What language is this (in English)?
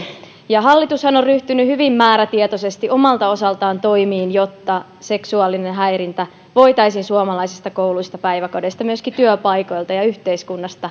Finnish